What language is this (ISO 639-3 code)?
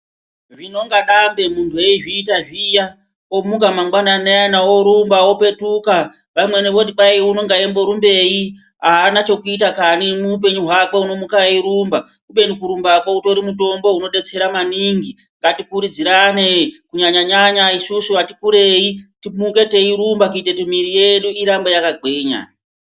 ndc